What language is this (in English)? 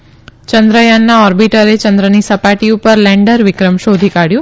Gujarati